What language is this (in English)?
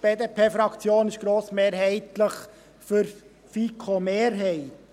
Swiss German